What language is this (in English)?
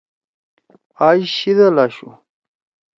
Torwali